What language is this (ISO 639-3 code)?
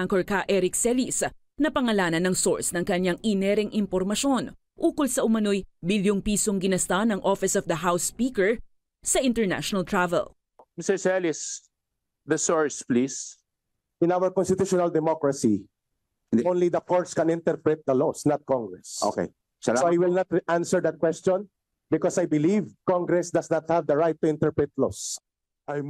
fil